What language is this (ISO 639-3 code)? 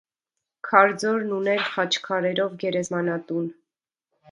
hye